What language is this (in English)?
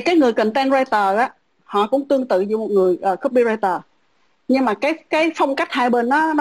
Vietnamese